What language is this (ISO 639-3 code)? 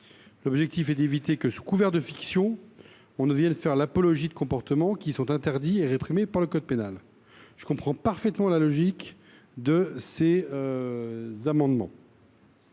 fra